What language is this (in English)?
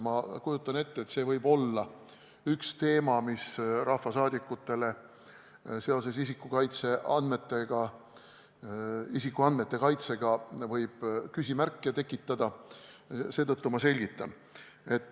Estonian